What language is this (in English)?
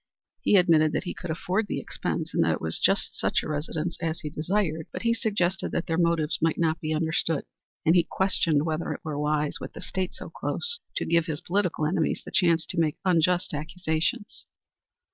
English